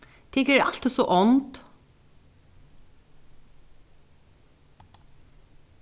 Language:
Faroese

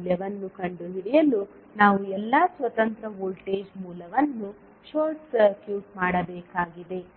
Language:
Kannada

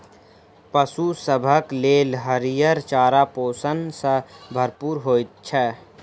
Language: Maithili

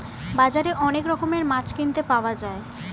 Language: Bangla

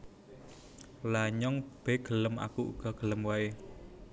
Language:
Javanese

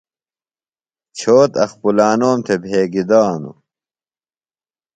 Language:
Phalura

